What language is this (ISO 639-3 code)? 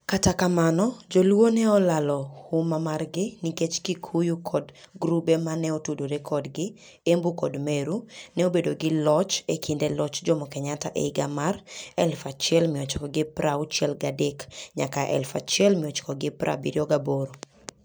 luo